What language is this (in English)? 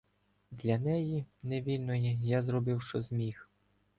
Ukrainian